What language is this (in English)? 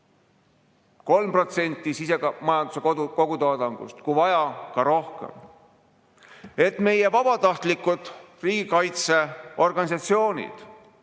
Estonian